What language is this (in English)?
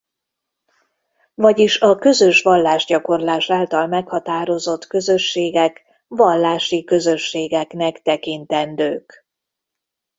Hungarian